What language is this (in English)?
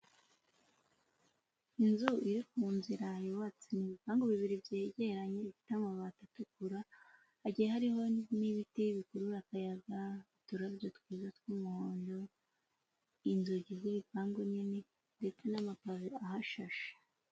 Kinyarwanda